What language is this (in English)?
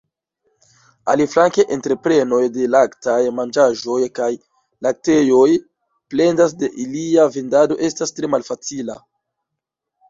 Esperanto